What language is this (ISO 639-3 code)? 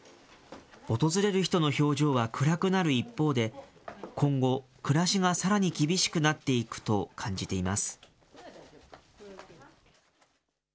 jpn